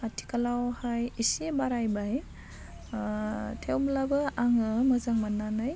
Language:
Bodo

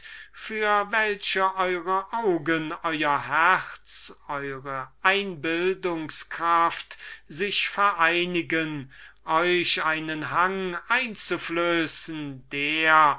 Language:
German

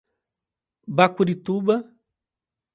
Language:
Portuguese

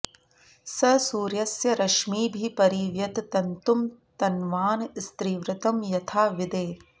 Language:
Sanskrit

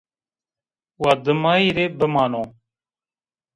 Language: Zaza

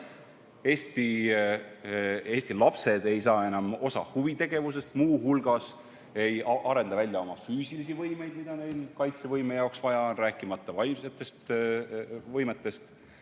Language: Estonian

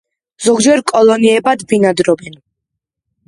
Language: Georgian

